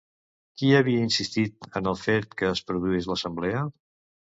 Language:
Catalan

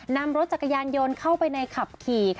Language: Thai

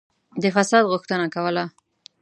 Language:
Pashto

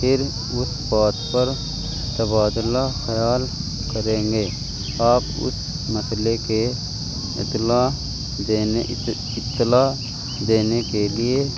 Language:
Urdu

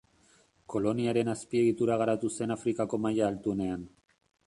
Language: Basque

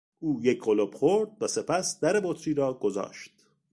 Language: Persian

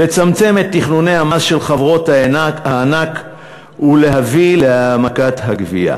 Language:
Hebrew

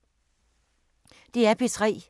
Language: Danish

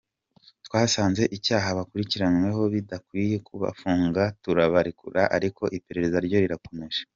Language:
Kinyarwanda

